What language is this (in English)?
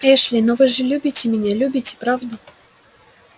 Russian